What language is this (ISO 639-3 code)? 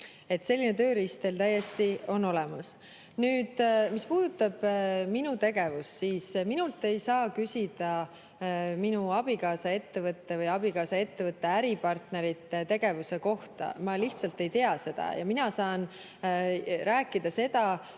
est